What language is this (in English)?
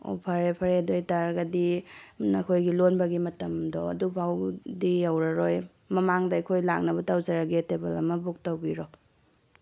Manipuri